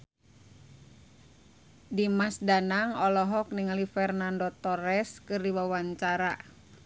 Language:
Sundanese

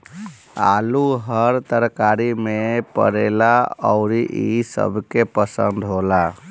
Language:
Bhojpuri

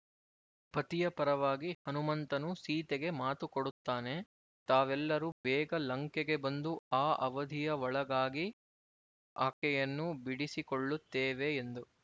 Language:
Kannada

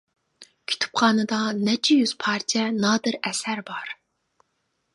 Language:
Uyghur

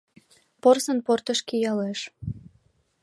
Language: Mari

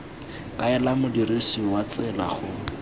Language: Tswana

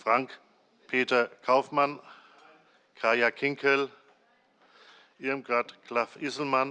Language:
German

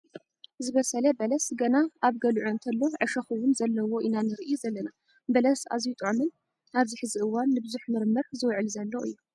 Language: Tigrinya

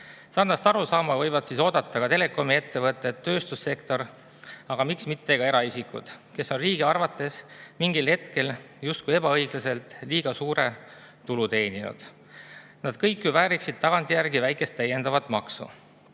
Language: Estonian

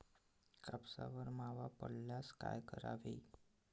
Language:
Marathi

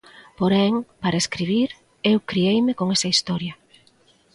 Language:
Galician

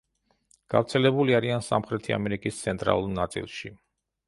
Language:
Georgian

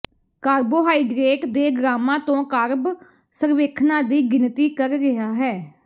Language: Punjabi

